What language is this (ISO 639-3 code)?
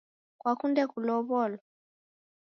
dav